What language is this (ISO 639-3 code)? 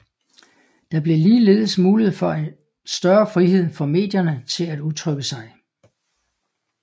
dan